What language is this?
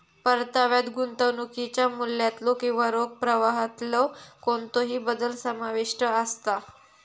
Marathi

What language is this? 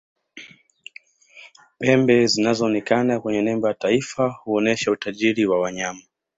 Swahili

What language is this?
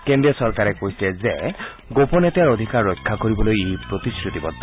Assamese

